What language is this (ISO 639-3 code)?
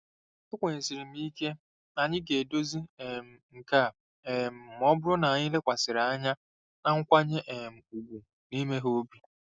ibo